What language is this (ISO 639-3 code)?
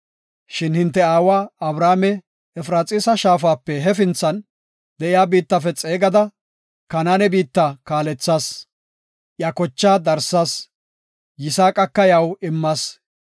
gof